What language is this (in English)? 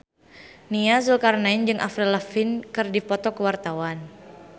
Sundanese